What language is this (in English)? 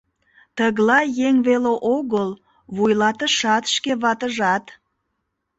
Mari